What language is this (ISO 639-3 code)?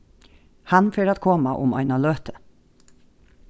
fao